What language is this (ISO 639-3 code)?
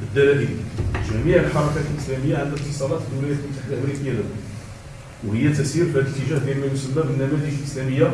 ara